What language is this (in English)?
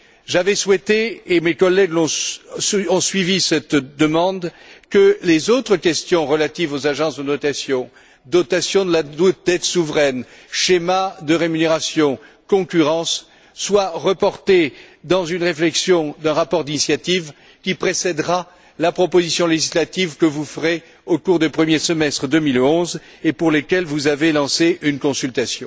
French